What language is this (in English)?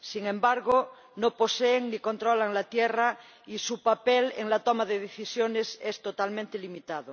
Spanish